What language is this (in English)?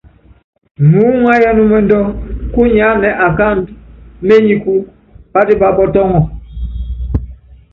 Yangben